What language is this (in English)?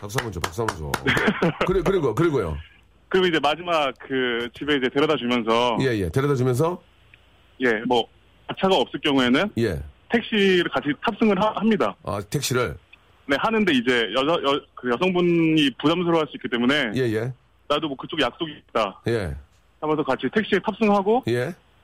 Korean